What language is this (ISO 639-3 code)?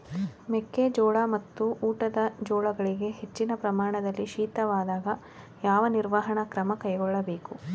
kan